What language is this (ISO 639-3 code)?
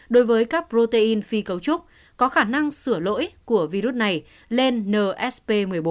vie